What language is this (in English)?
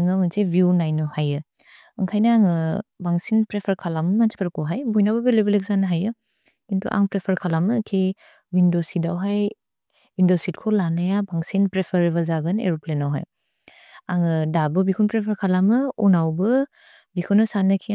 Bodo